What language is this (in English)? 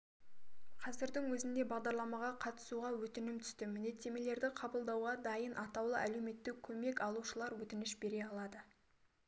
Kazakh